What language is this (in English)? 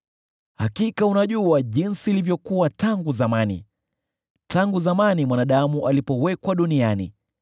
Swahili